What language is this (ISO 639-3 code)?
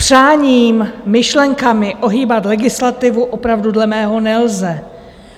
ces